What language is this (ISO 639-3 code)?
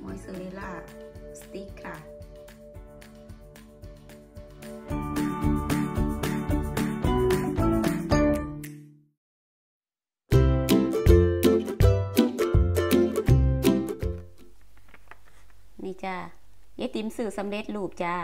tha